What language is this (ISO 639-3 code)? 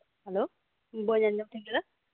sat